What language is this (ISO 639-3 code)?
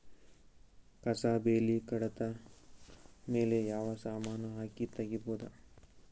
kan